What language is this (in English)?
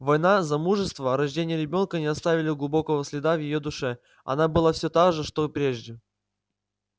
Russian